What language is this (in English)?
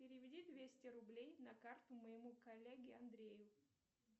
Russian